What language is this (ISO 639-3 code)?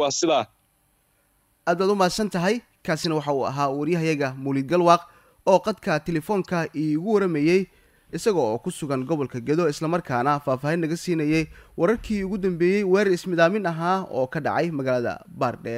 ara